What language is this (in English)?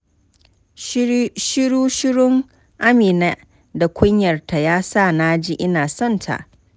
Hausa